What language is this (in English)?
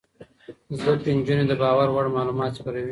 Pashto